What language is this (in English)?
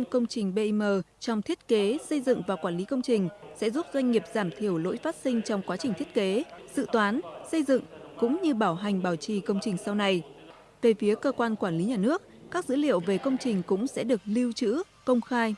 Vietnamese